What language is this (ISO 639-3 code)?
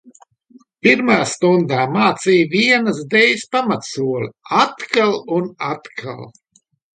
lav